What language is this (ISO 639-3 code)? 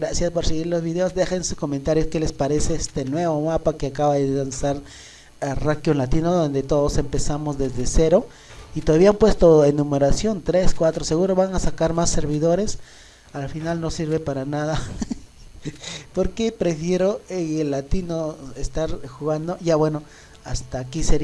spa